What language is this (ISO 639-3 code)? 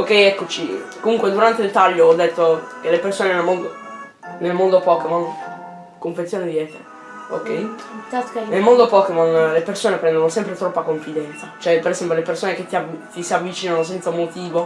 ita